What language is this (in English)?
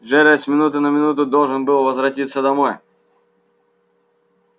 Russian